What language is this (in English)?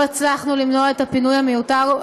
Hebrew